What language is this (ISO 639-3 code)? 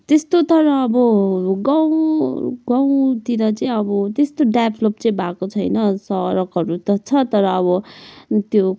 nep